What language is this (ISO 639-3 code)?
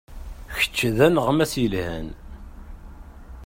kab